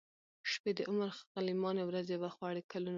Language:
Pashto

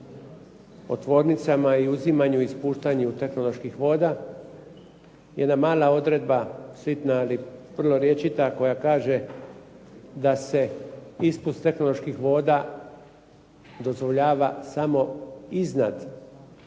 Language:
Croatian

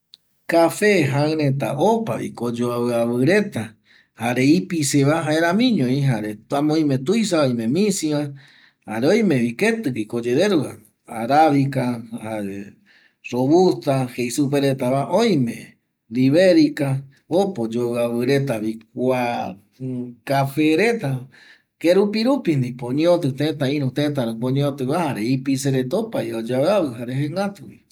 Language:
Eastern Bolivian Guaraní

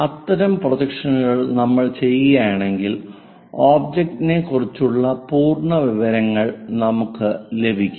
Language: Malayalam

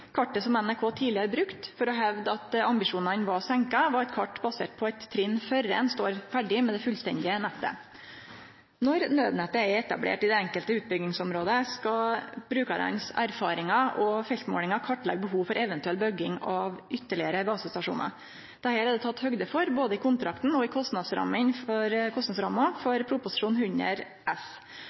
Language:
Norwegian Nynorsk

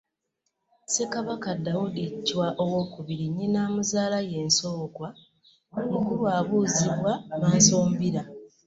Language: Ganda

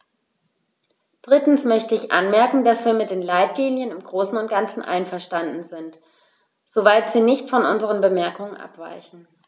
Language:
German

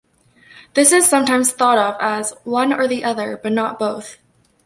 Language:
English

